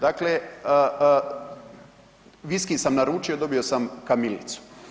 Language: Croatian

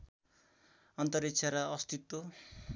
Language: Nepali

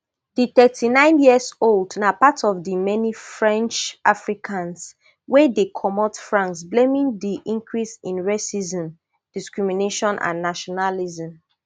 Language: Nigerian Pidgin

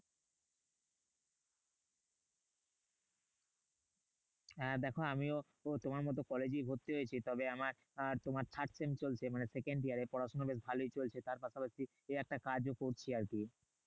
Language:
Bangla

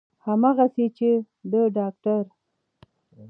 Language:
Pashto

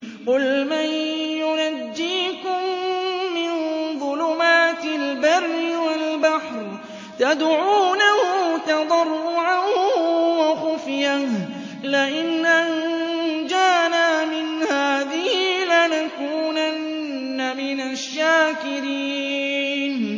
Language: Arabic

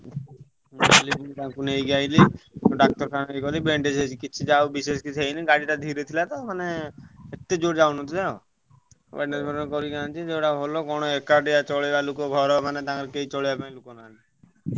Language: Odia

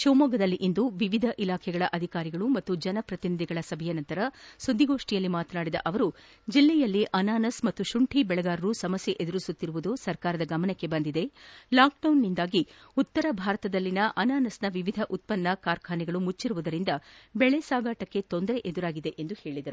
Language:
Kannada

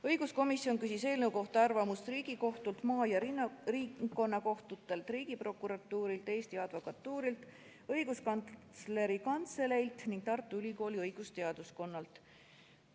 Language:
Estonian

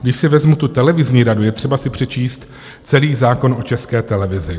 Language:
Czech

